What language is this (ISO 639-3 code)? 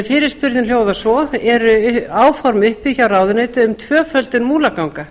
isl